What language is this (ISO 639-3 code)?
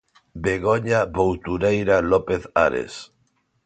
glg